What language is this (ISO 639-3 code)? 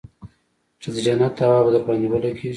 pus